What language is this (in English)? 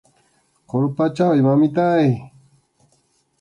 Arequipa-La Unión Quechua